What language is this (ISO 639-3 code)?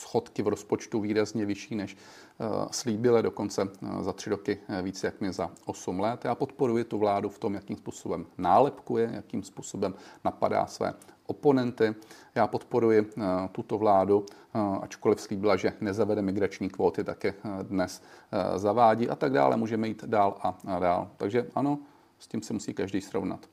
ces